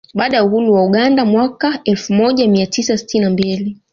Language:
Swahili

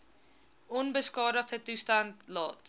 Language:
Afrikaans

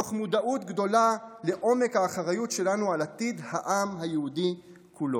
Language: Hebrew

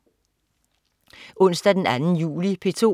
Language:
Danish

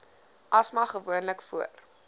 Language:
Afrikaans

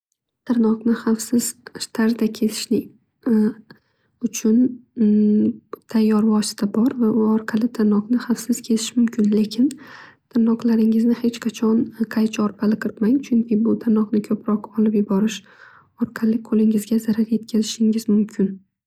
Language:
Uzbek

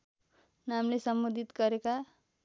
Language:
Nepali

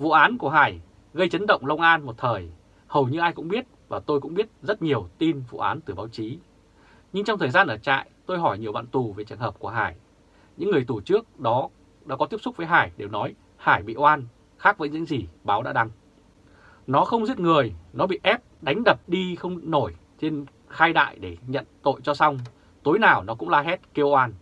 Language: Vietnamese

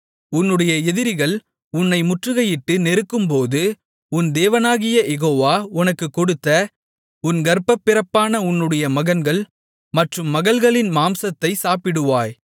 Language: Tamil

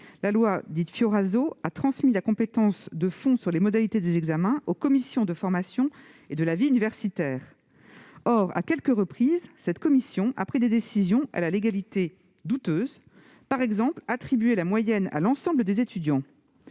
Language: French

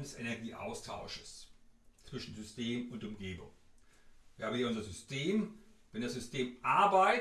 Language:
German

